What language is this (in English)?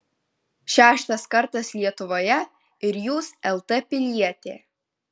Lithuanian